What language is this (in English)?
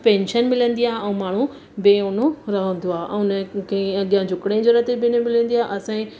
Sindhi